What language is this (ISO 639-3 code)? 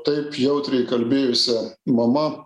lit